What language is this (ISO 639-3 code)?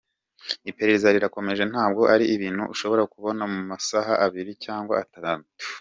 kin